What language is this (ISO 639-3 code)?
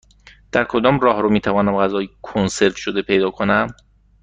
fas